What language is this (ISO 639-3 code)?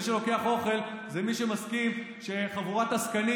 heb